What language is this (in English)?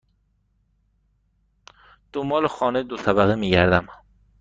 Persian